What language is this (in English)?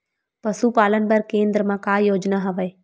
Chhattisgarhi